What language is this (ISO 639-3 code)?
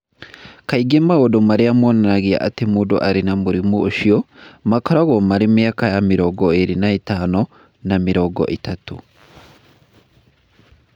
kik